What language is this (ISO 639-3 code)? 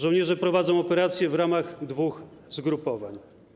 pol